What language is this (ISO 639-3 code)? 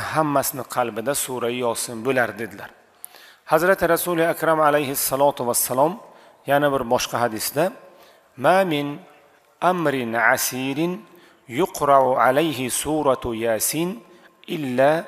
tur